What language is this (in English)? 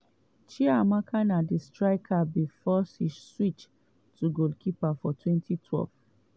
Nigerian Pidgin